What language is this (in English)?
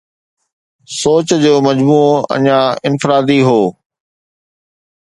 Sindhi